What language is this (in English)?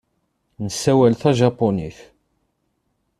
Kabyle